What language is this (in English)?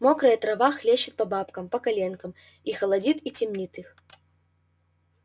Russian